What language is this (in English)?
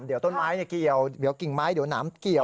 Thai